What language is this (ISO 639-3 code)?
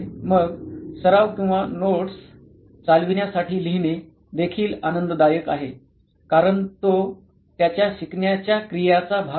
mar